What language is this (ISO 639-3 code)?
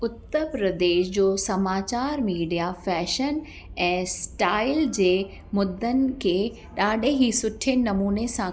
snd